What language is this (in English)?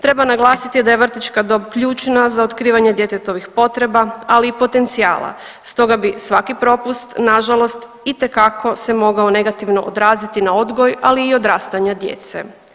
Croatian